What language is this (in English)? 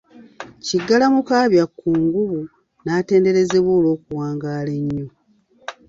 Ganda